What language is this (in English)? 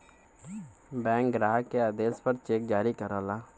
Bhojpuri